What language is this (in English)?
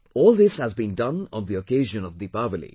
English